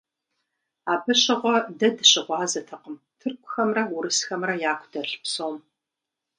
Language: Kabardian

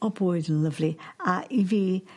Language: Welsh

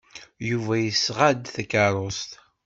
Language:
Kabyle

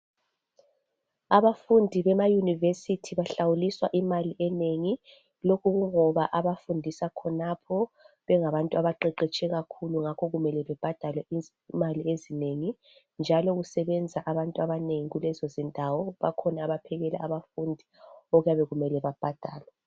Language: North Ndebele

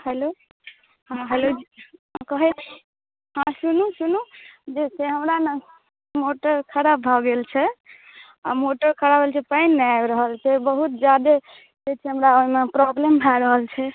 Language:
Maithili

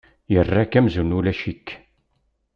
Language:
Kabyle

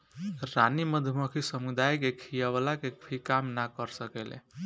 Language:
Bhojpuri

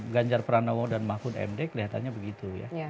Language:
Indonesian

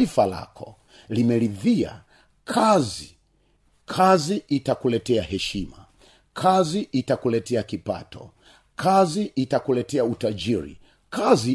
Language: Swahili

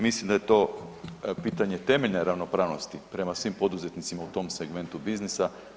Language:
Croatian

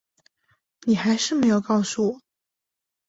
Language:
Chinese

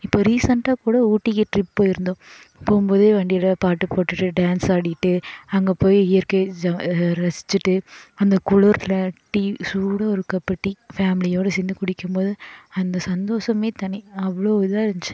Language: Tamil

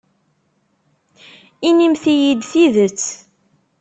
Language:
Kabyle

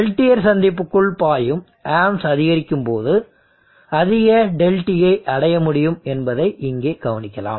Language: Tamil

